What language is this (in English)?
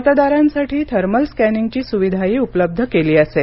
Marathi